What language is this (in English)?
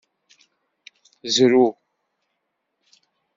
Kabyle